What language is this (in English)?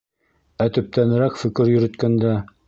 Bashkir